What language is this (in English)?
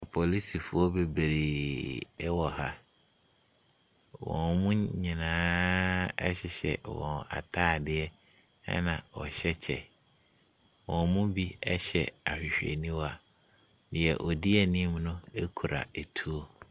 Akan